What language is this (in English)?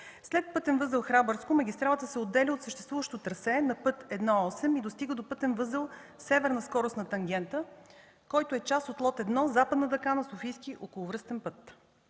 Bulgarian